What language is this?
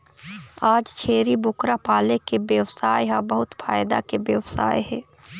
Chhattisgarhi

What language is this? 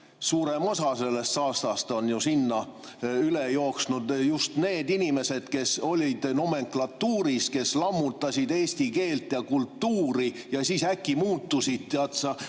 Estonian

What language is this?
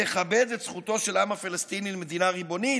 Hebrew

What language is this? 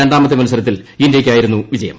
Malayalam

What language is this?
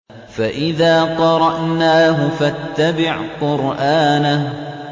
Arabic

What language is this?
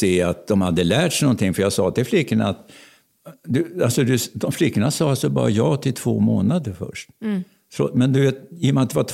Swedish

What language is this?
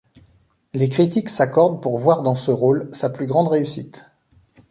French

